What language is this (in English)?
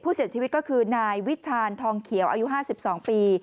Thai